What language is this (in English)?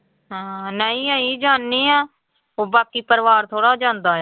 Punjabi